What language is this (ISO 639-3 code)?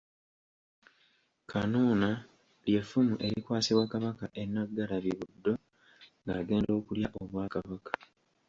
lug